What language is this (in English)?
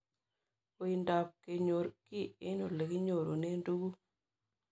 Kalenjin